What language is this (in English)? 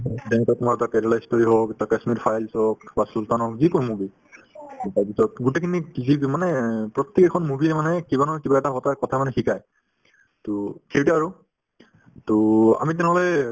Assamese